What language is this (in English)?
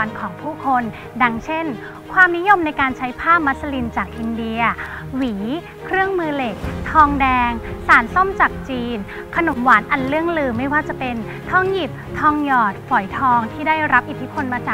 Thai